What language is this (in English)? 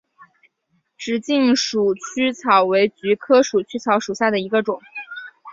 Chinese